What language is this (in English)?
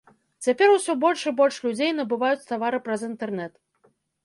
Belarusian